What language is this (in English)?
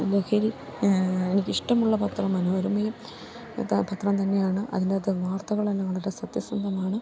Malayalam